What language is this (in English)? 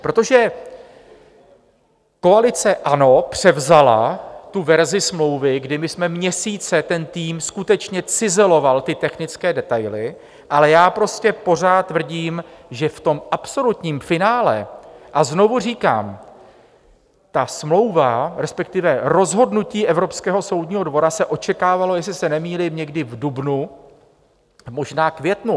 Czech